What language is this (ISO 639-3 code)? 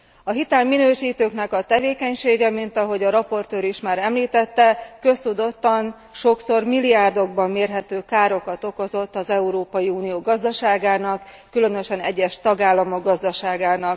hun